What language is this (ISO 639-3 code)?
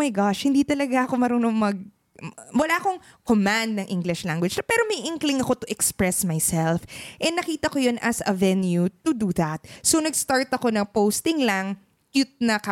fil